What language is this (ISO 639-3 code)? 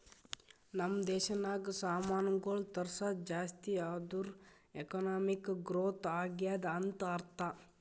kan